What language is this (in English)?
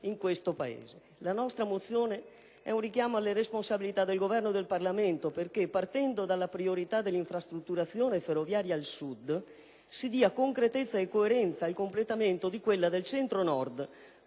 Italian